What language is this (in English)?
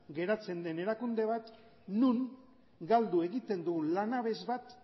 Basque